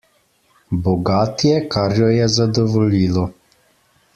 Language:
Slovenian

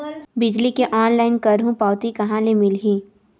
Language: Chhattisgarhi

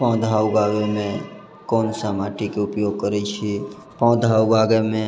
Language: Maithili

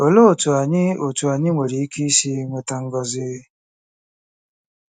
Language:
Igbo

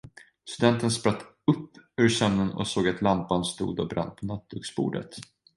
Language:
Swedish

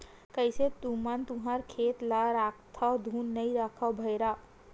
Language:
Chhattisgarhi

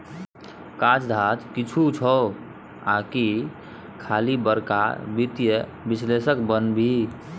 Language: Maithili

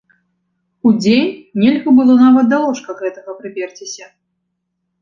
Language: Belarusian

